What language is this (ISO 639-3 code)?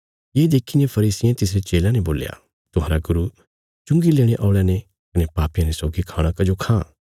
kfs